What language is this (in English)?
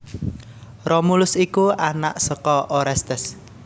Javanese